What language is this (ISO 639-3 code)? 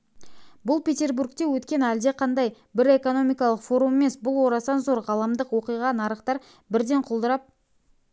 kaz